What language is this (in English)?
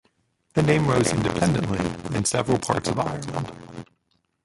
English